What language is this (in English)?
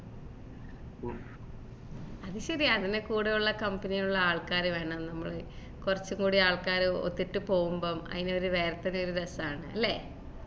Malayalam